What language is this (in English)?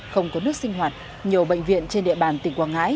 Vietnamese